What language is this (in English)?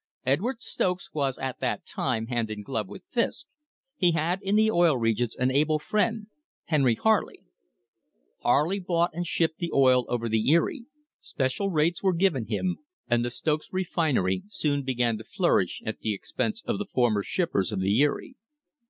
English